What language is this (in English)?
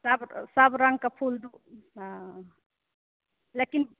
Maithili